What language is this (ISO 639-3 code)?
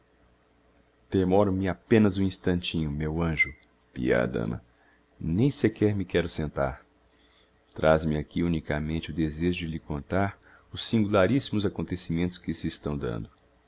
por